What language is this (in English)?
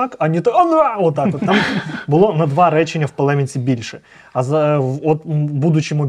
Ukrainian